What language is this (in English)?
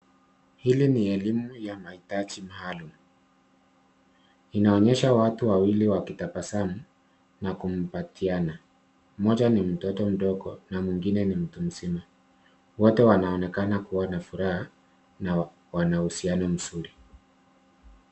Swahili